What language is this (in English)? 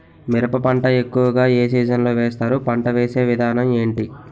Telugu